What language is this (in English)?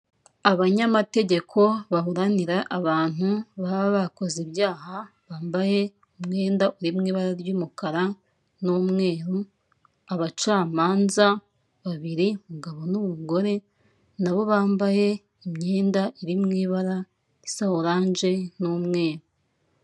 Kinyarwanda